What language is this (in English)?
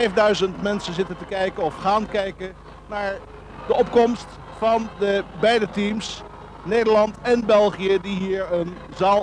Dutch